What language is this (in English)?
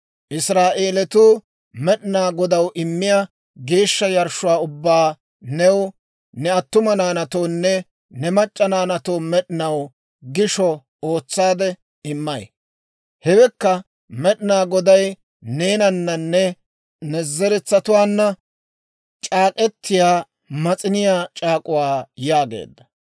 Dawro